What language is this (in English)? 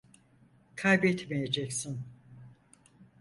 Turkish